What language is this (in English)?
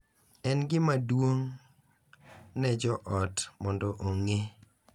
Luo (Kenya and Tanzania)